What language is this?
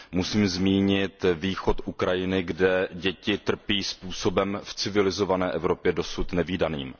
Czech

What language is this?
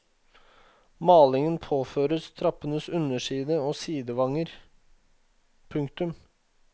Norwegian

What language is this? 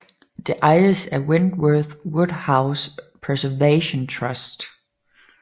Danish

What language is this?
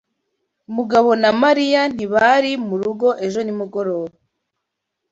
Kinyarwanda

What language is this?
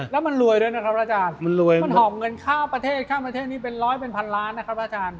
Thai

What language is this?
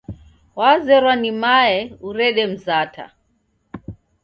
Taita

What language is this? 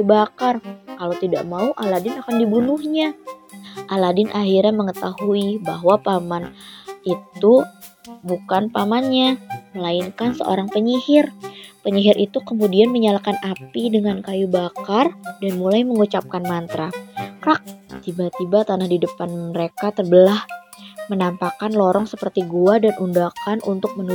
Indonesian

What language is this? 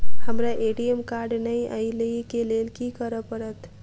Maithili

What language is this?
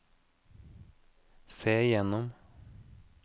Norwegian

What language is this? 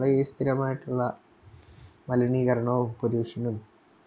Malayalam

